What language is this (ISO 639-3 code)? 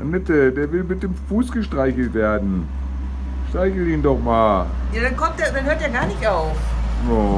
deu